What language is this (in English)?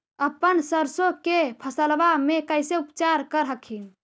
Magahi